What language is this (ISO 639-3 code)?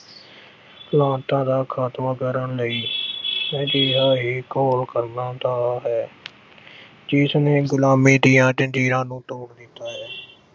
pan